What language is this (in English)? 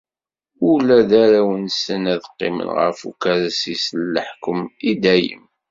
Kabyle